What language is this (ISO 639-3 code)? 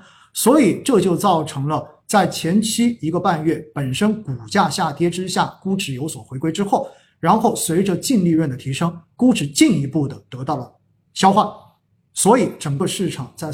zho